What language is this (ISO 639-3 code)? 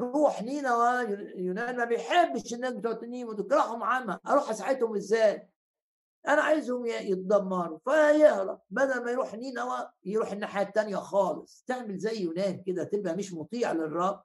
ara